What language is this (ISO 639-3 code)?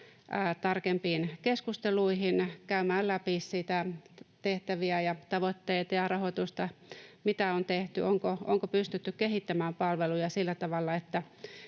fin